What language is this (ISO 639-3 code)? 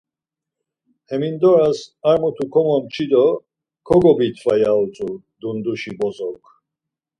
lzz